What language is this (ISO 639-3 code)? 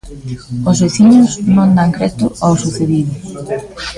glg